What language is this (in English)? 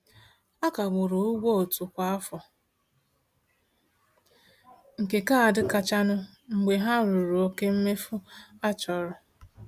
Igbo